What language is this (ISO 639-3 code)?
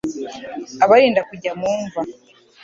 kin